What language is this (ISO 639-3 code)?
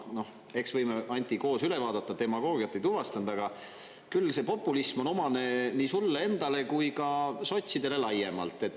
est